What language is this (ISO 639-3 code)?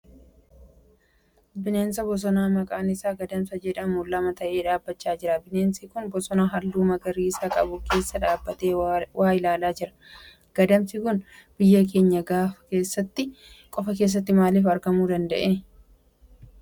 orm